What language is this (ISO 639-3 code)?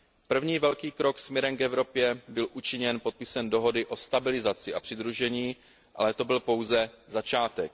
ces